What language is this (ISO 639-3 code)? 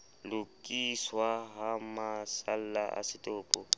sot